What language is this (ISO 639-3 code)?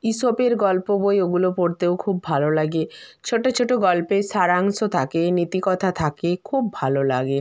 ben